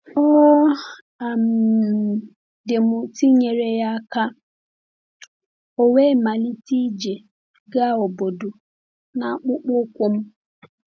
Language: Igbo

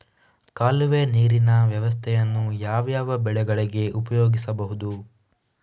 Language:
Kannada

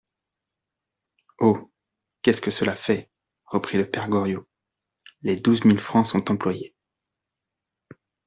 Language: French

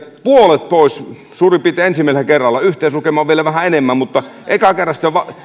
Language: Finnish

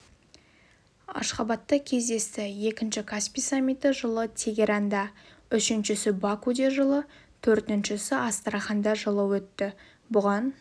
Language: Kazakh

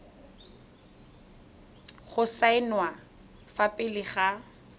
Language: Tswana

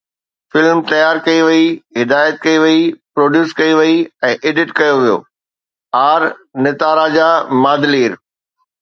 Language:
Sindhi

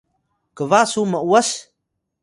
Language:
Atayal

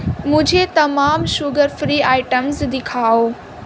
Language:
Urdu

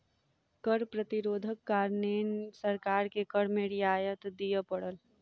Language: Maithili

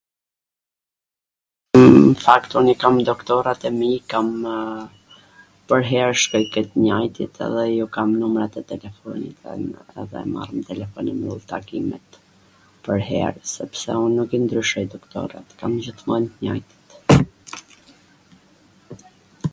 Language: Gheg Albanian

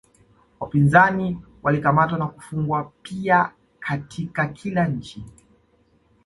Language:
Swahili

